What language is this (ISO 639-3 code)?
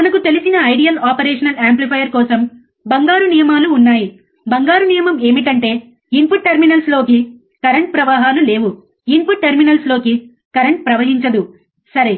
tel